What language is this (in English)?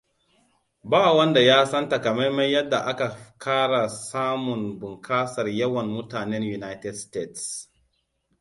Hausa